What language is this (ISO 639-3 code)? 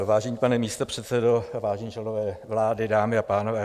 ces